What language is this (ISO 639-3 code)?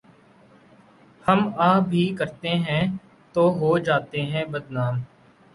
urd